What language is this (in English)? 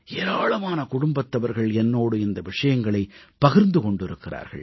Tamil